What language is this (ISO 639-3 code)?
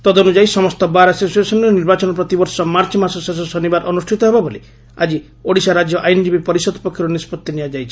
ori